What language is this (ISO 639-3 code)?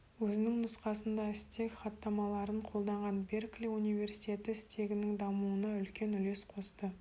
kaz